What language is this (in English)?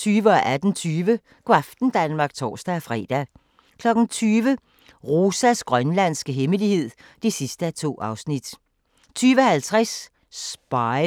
Danish